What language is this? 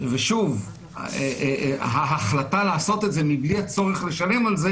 Hebrew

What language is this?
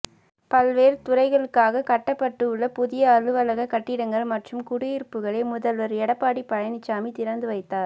Tamil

